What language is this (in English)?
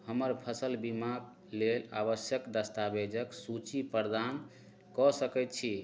Maithili